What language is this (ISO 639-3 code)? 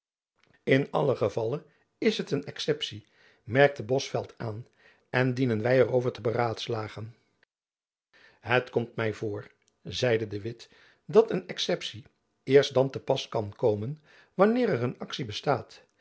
nld